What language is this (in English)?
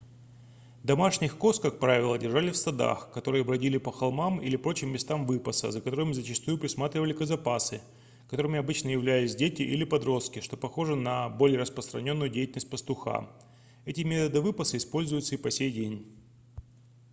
Russian